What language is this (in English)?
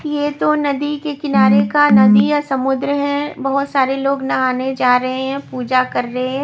Hindi